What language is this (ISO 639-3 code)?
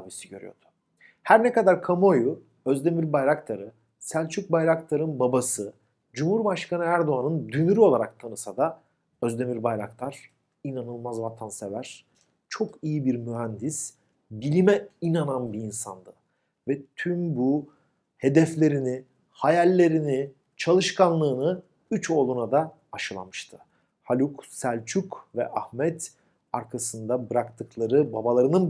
tur